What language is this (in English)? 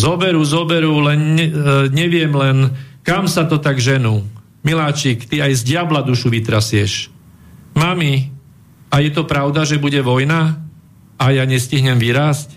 Slovak